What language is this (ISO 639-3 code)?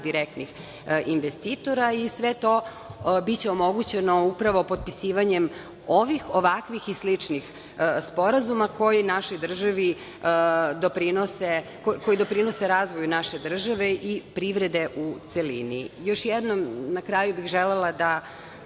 srp